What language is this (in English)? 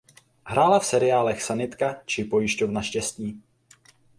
Czech